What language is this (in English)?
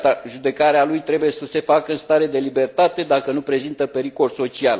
Romanian